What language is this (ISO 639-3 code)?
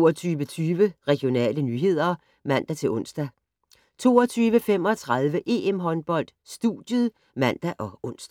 dan